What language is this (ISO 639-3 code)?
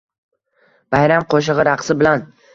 uzb